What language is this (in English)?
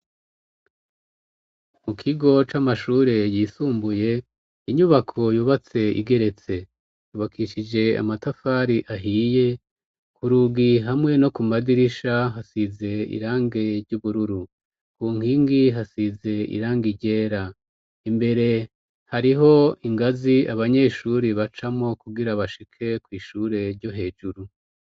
Rundi